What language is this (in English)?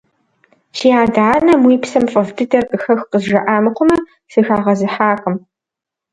Kabardian